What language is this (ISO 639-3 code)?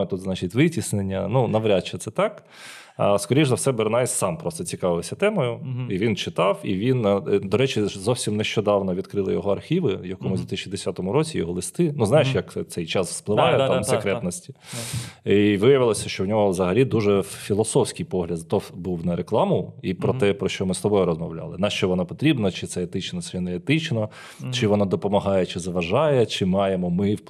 ukr